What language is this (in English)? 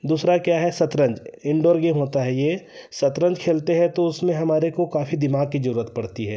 Hindi